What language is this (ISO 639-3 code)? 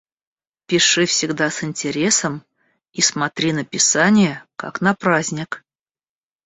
rus